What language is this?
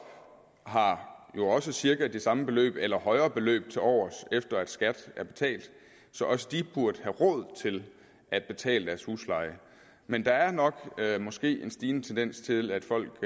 Danish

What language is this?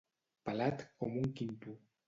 Catalan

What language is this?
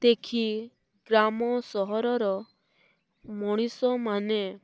Odia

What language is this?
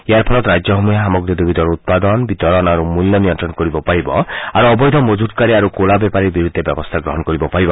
Assamese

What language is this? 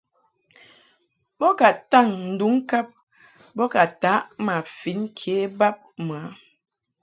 Mungaka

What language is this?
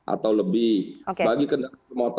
Indonesian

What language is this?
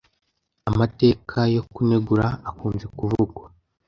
Kinyarwanda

